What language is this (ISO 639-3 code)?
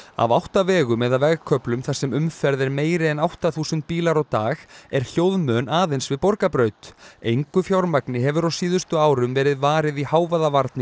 isl